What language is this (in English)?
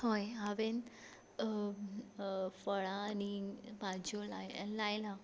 Konkani